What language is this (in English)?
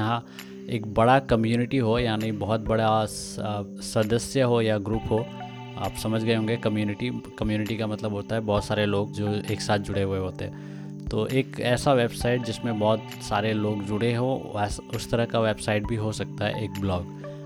Hindi